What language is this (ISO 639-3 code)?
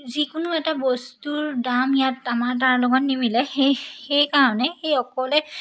asm